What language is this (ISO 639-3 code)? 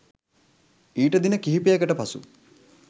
sin